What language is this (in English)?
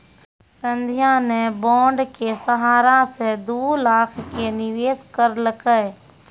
Maithili